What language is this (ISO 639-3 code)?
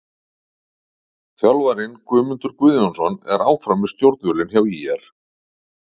isl